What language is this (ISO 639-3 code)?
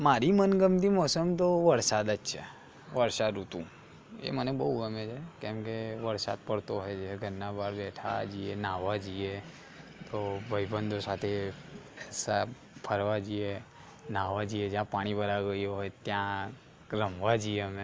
guj